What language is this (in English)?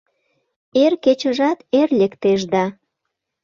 Mari